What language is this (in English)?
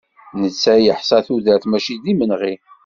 Kabyle